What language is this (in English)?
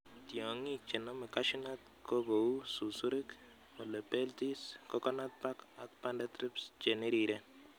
Kalenjin